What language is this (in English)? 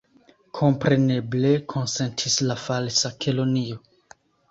Esperanto